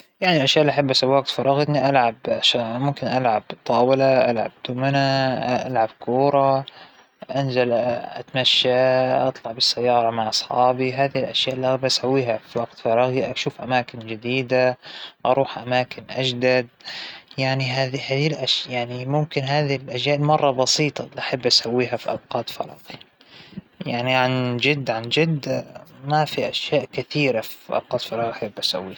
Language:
Hijazi Arabic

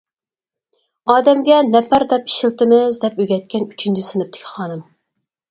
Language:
Uyghur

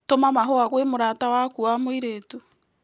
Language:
Kikuyu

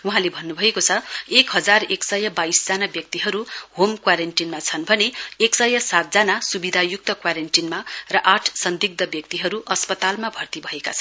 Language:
Nepali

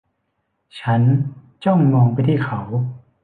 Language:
Thai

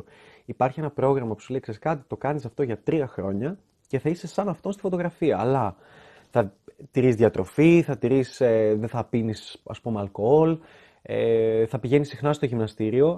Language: Greek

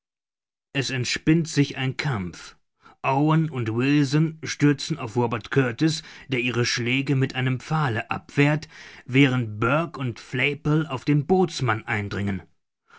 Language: German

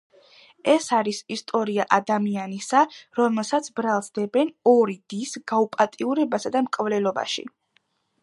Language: Georgian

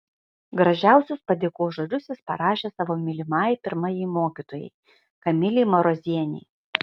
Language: Lithuanian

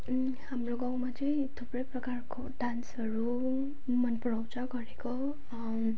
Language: Nepali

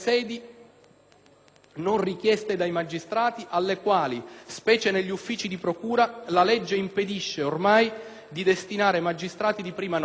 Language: Italian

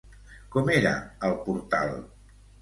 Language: Catalan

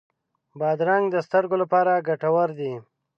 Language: Pashto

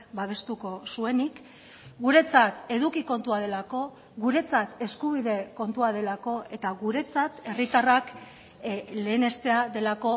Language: Basque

